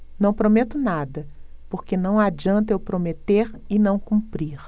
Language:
Portuguese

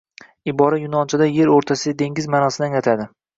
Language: Uzbek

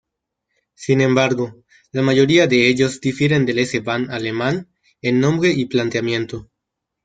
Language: Spanish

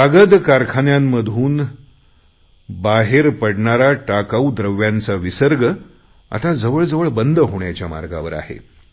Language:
Marathi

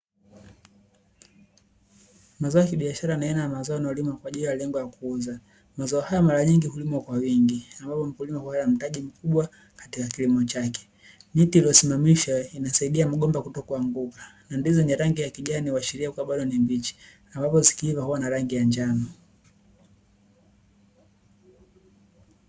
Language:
Swahili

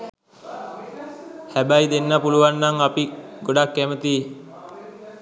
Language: Sinhala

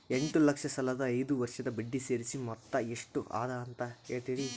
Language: Kannada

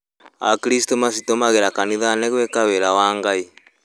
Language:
Kikuyu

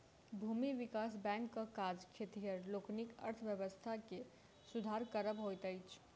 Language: Maithili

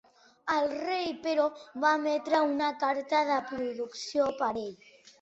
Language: Catalan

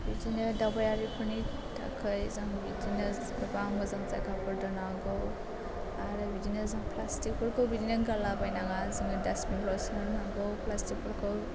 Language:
Bodo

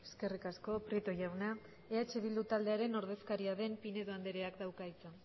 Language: Basque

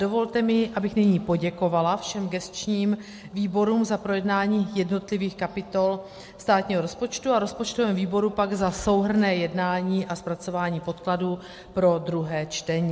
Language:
Czech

